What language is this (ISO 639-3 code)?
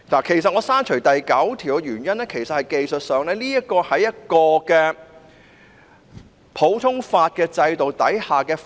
yue